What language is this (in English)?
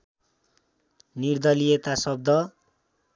Nepali